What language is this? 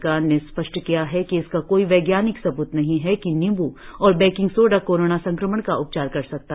Hindi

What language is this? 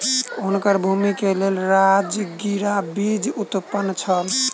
Maithili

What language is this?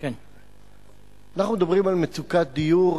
Hebrew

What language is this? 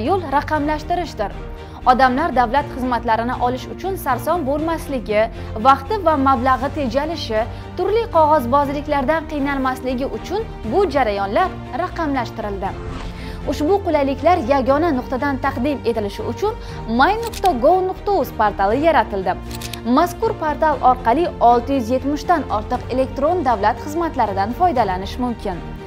Turkish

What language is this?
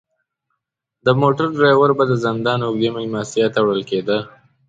Pashto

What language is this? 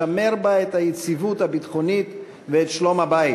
Hebrew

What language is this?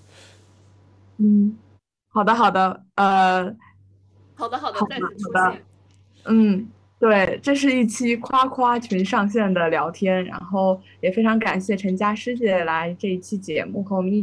Chinese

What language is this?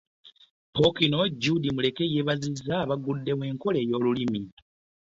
Ganda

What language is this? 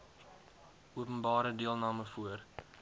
Afrikaans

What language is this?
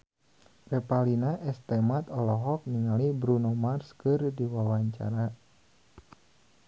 Sundanese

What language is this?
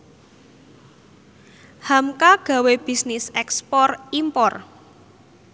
Javanese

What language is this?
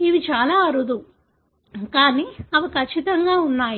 Telugu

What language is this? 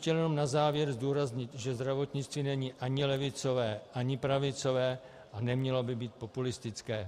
Czech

